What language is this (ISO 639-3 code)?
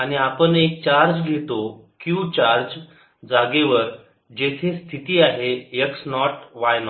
mar